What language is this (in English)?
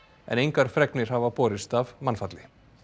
Icelandic